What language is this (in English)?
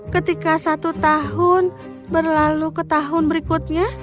Indonesian